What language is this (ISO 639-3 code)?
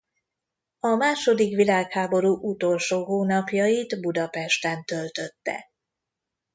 hun